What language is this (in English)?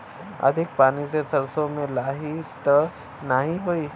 Bhojpuri